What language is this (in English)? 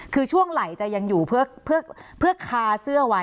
Thai